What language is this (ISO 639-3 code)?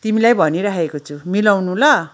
nep